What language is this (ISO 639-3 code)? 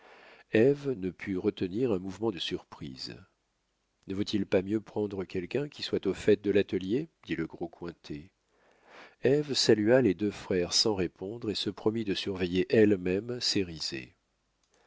fra